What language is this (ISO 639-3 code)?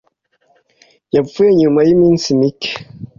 kin